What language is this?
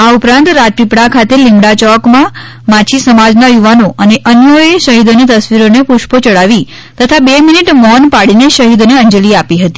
Gujarati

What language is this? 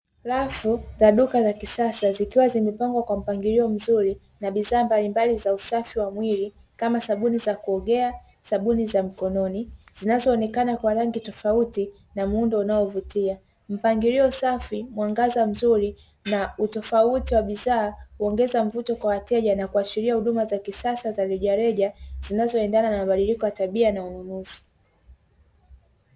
Swahili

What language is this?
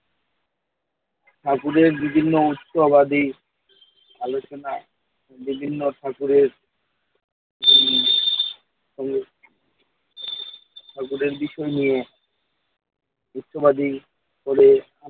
Bangla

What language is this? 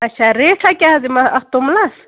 Kashmiri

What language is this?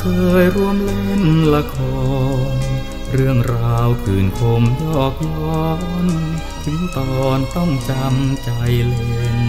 Thai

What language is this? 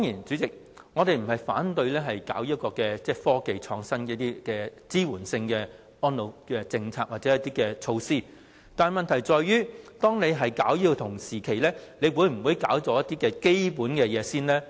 Cantonese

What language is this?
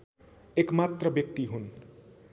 Nepali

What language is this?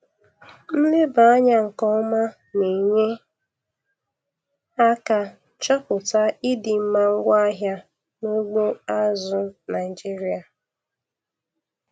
Igbo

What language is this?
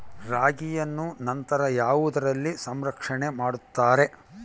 Kannada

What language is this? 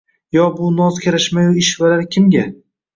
Uzbek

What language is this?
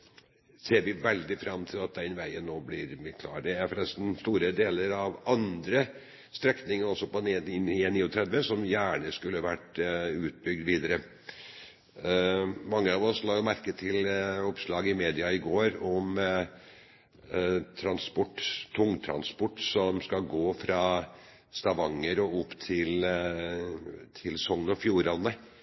Norwegian Bokmål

